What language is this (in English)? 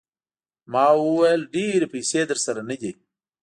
Pashto